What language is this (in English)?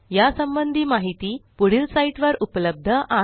Marathi